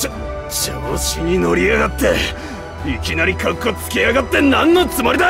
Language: Japanese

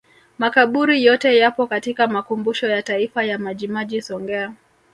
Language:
Swahili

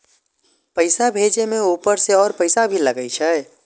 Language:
Maithili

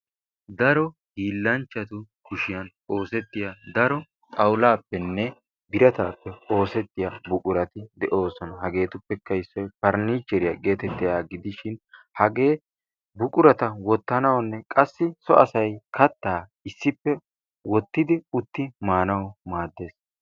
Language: Wolaytta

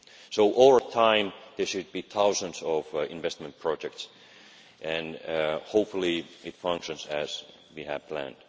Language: English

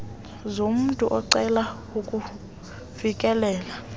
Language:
Xhosa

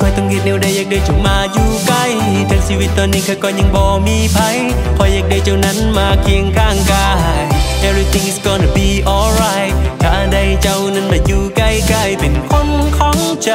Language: Thai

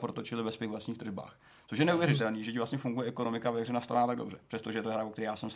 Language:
Czech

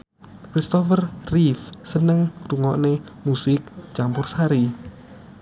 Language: Javanese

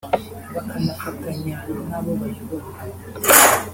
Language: Kinyarwanda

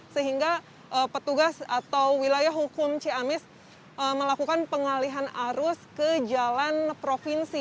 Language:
Indonesian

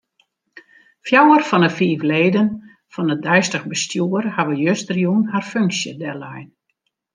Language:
Western Frisian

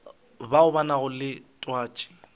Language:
Northern Sotho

